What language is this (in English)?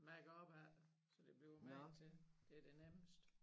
Danish